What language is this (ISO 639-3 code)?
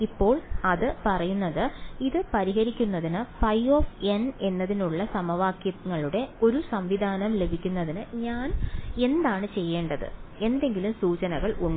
mal